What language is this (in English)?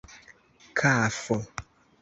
Esperanto